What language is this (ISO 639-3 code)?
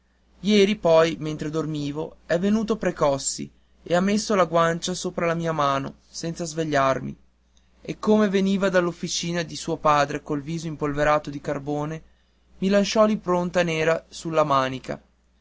ita